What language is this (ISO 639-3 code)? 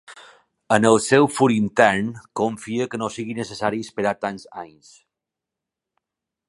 cat